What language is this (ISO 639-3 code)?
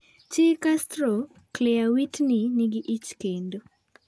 luo